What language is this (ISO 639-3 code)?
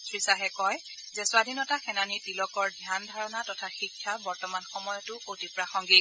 asm